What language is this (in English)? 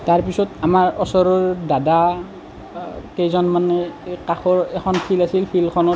Assamese